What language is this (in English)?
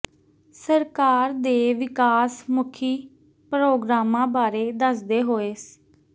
Punjabi